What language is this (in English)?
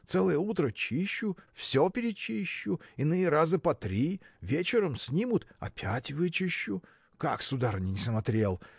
Russian